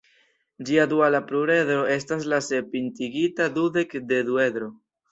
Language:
Esperanto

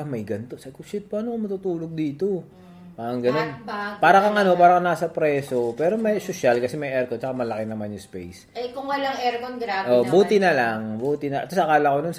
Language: Filipino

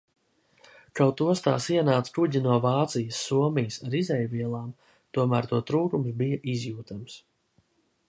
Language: Latvian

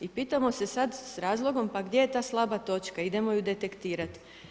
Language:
Croatian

